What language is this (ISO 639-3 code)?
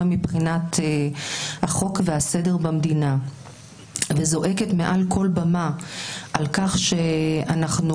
heb